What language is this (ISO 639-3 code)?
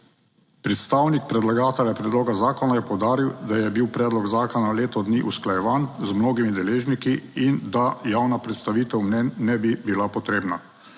slv